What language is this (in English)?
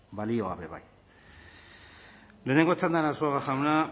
Basque